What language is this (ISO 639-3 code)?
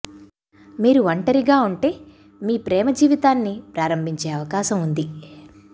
tel